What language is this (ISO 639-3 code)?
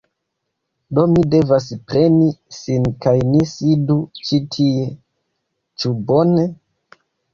epo